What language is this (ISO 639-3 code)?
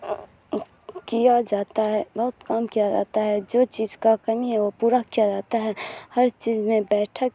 urd